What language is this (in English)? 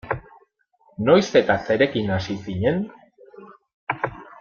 Basque